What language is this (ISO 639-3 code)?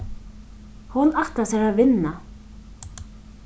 fao